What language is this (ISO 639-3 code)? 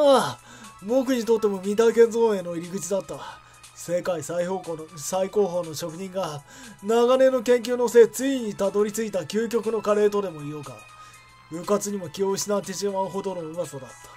jpn